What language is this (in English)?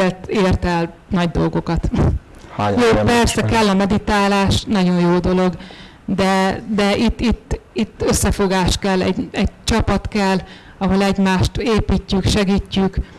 Hungarian